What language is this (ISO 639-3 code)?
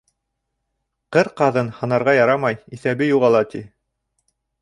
bak